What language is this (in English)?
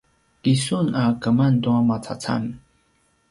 Paiwan